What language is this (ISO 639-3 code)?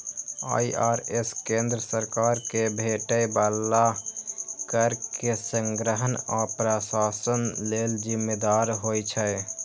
mai